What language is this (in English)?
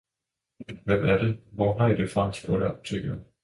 Danish